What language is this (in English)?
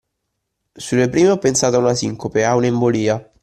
Italian